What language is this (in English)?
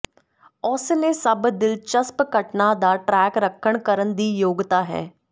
Punjabi